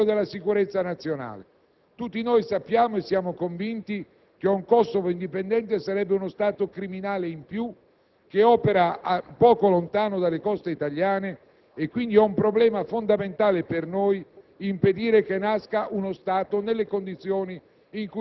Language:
Italian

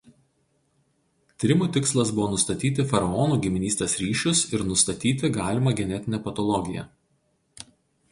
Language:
Lithuanian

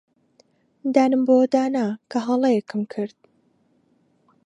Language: Central Kurdish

